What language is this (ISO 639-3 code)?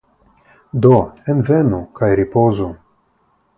epo